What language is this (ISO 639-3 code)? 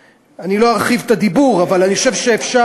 heb